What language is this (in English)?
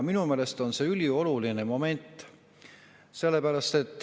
Estonian